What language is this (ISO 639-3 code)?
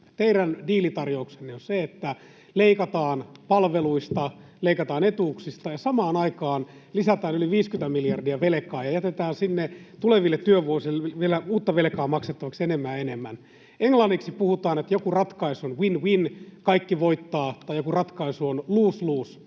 fin